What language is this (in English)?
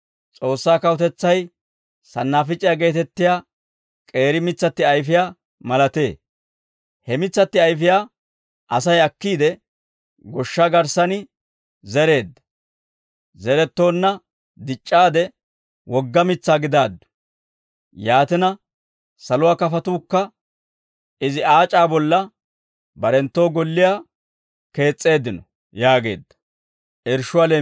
Dawro